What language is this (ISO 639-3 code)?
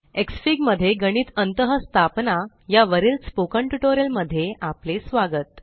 mar